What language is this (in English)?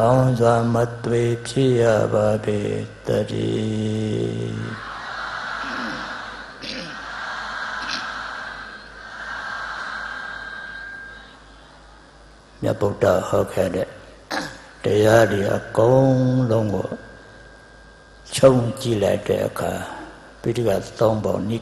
English